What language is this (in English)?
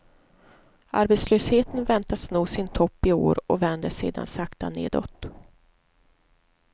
Swedish